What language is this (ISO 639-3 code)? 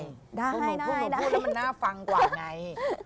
tha